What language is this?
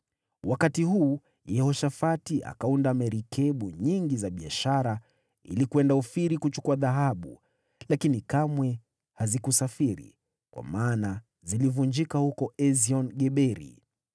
Swahili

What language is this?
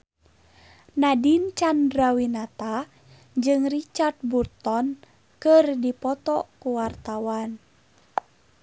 Sundanese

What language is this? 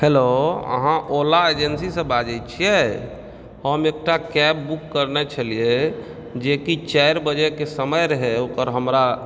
Maithili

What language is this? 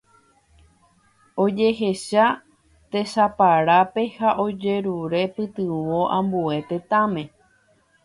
Guarani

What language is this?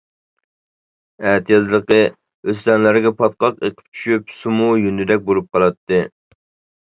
Uyghur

